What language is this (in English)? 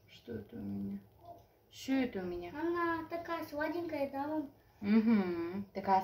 Russian